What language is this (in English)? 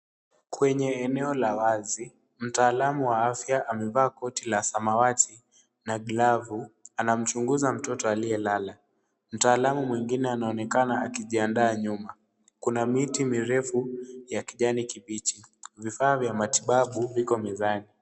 Swahili